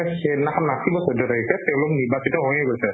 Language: Assamese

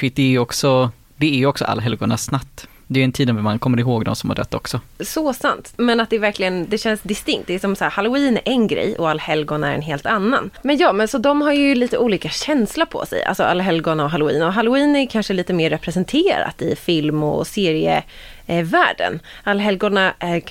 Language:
Swedish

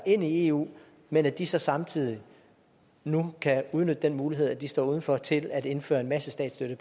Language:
Danish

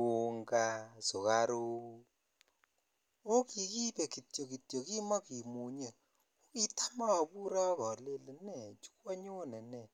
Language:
Kalenjin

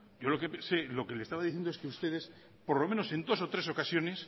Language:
Spanish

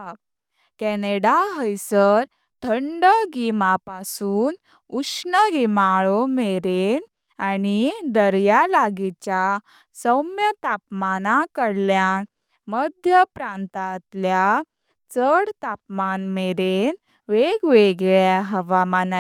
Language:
Konkani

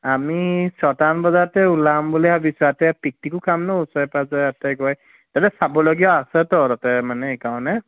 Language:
Assamese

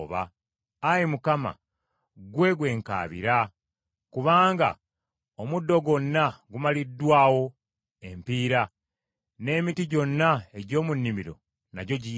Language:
Ganda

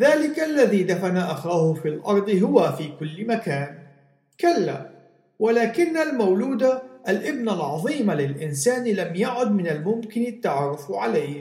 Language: Arabic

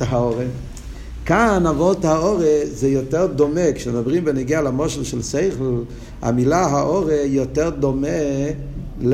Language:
Hebrew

